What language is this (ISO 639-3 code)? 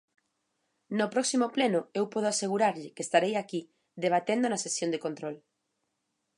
glg